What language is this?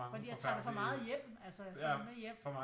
Danish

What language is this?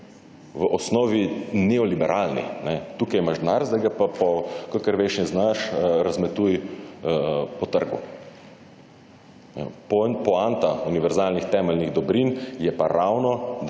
Slovenian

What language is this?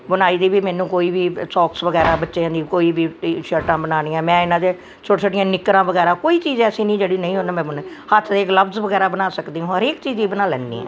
Punjabi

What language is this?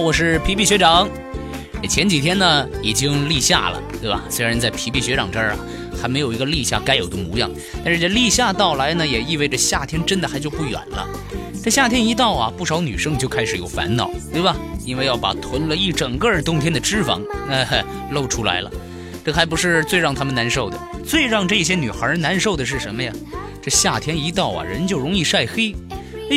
Chinese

